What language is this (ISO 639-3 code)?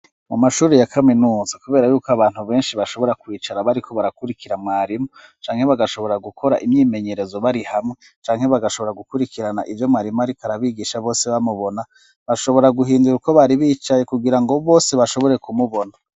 run